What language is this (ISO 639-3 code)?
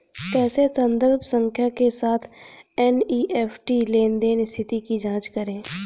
hin